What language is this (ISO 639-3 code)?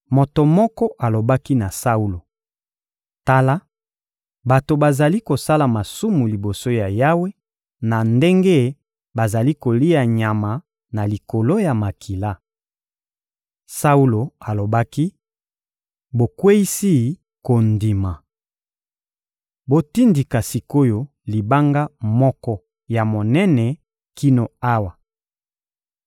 lin